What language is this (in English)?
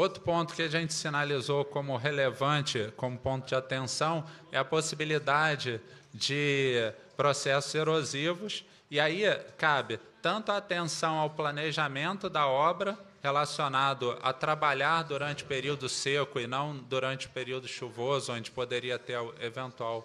Portuguese